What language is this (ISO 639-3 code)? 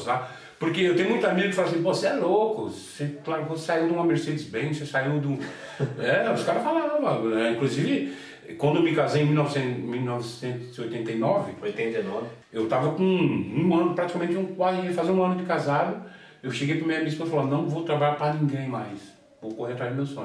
por